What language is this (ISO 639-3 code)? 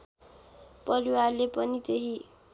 nep